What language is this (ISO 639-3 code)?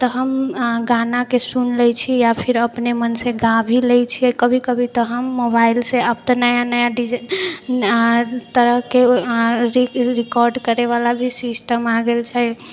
mai